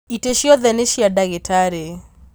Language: Kikuyu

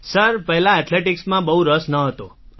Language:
Gujarati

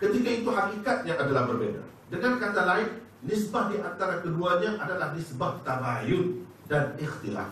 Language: Malay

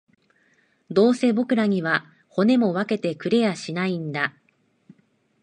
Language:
Japanese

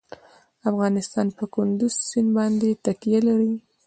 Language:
Pashto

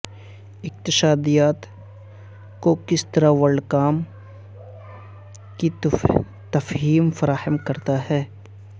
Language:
Urdu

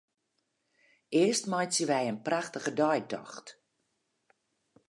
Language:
Western Frisian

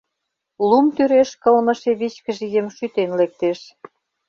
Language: Mari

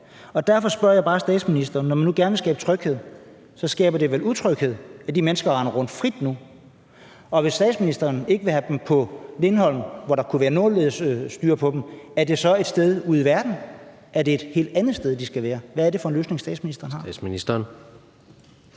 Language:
Danish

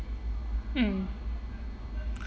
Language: English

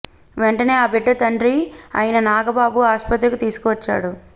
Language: Telugu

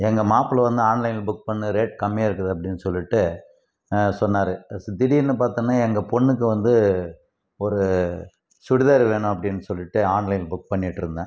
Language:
Tamil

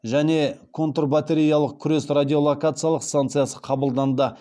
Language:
Kazakh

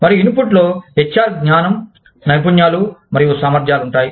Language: Telugu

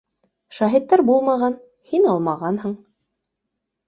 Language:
Bashkir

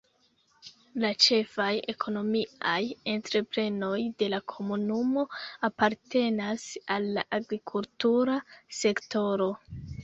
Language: Esperanto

